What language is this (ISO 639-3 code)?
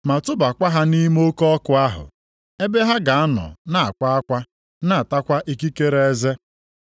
ibo